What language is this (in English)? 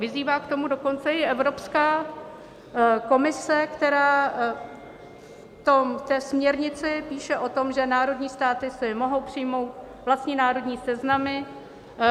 Czech